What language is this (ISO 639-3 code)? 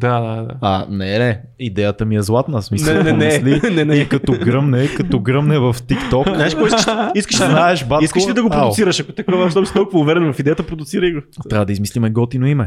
bul